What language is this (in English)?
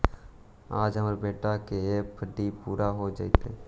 Magahi